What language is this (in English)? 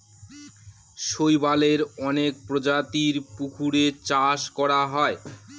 Bangla